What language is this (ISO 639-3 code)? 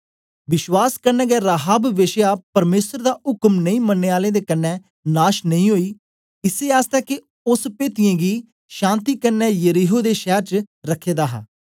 doi